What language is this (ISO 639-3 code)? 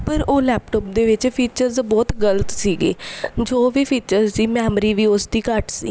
pan